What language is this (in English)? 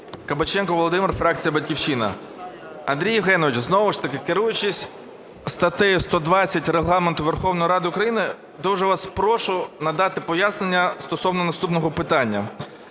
Ukrainian